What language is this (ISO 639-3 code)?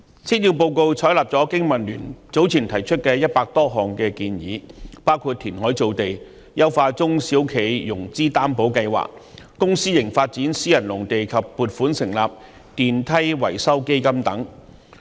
yue